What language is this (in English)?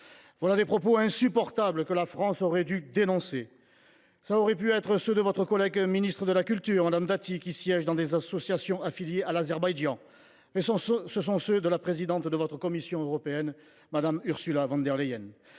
French